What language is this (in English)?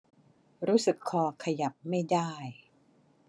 Thai